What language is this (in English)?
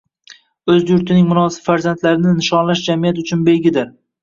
Uzbek